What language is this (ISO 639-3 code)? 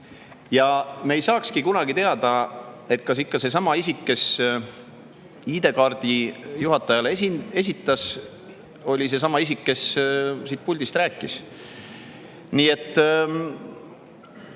est